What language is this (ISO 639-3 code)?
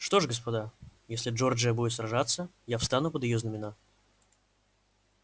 rus